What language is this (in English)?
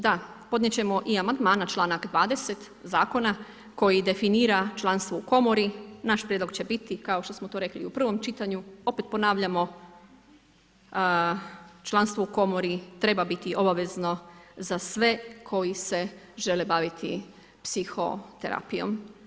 Croatian